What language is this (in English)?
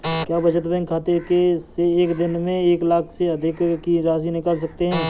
Hindi